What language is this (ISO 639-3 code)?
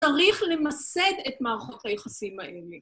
heb